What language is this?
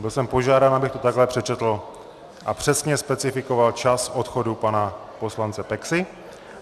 Czech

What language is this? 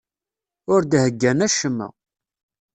Kabyle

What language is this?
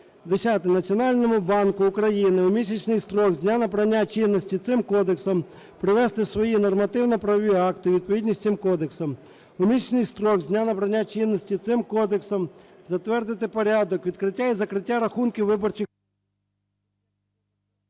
Ukrainian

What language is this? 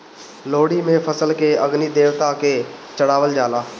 Bhojpuri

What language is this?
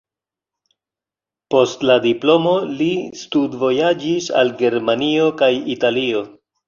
Esperanto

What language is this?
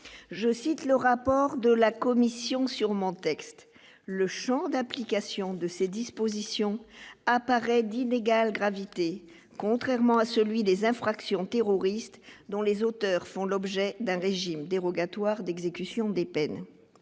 French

